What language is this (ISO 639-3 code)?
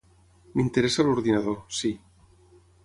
cat